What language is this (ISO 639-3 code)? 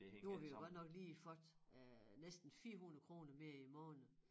dan